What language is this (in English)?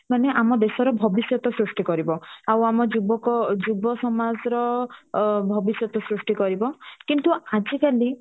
Odia